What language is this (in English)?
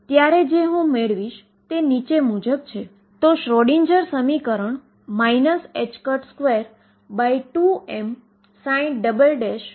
Gujarati